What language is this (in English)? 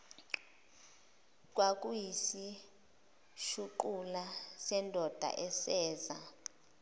Zulu